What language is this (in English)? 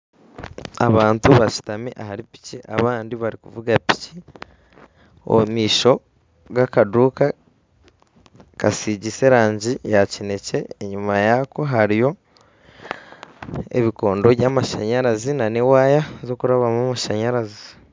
Nyankole